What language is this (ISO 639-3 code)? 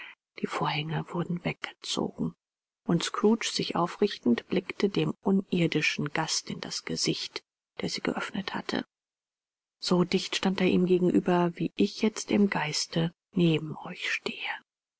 deu